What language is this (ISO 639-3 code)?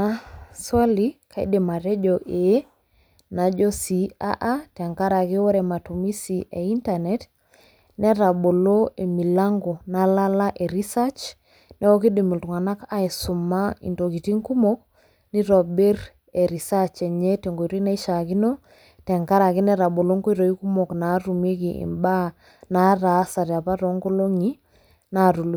mas